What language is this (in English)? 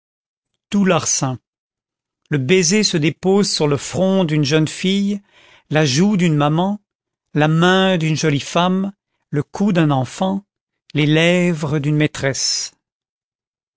French